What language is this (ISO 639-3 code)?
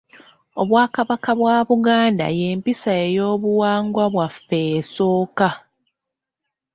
lug